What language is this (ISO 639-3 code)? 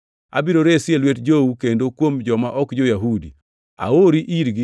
luo